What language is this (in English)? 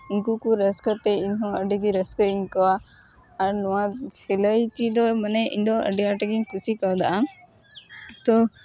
Santali